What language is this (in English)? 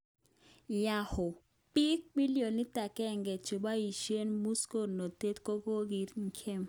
Kalenjin